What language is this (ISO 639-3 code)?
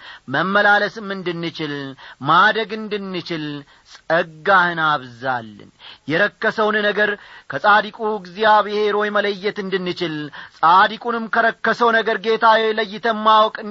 amh